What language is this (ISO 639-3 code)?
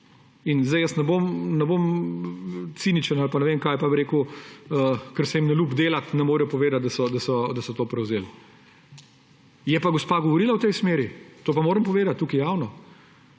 slv